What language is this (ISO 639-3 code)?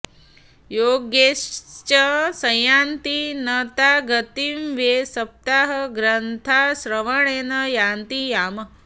san